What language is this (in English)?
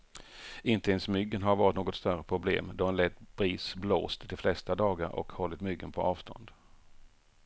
Swedish